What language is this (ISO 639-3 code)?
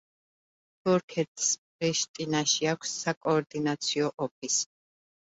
kat